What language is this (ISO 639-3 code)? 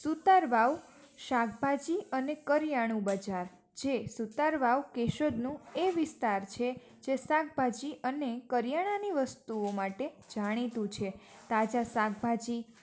guj